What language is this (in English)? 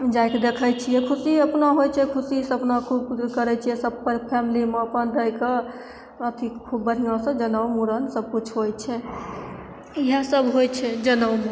Maithili